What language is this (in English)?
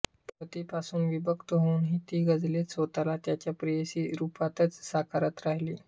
Marathi